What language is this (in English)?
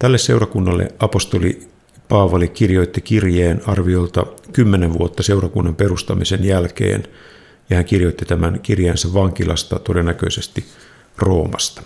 Finnish